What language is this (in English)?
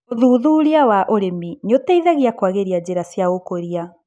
Kikuyu